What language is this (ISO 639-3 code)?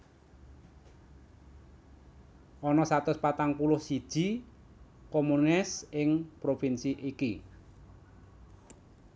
jav